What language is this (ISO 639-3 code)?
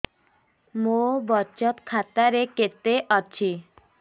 ori